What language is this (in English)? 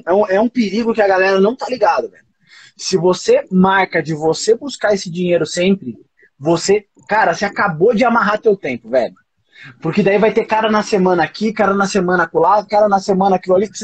Portuguese